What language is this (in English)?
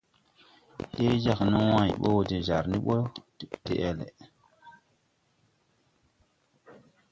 Tupuri